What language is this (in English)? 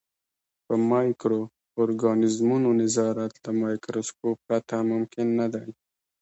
Pashto